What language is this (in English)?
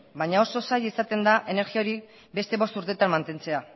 Basque